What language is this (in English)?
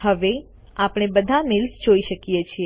Gujarati